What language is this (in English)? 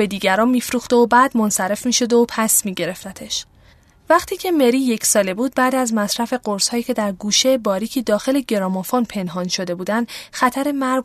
Persian